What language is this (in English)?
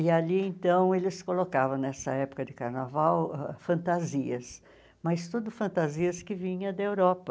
Portuguese